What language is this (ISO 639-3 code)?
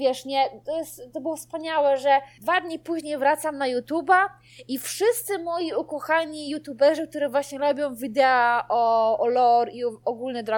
pol